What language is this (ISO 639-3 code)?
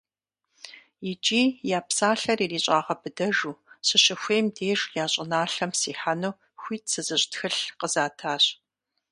kbd